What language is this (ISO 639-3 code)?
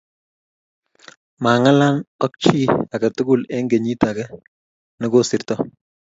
kln